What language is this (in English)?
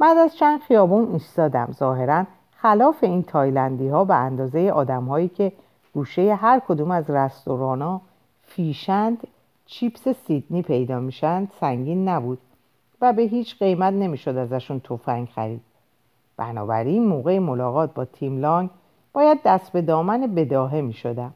Persian